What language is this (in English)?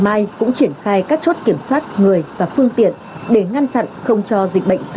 Vietnamese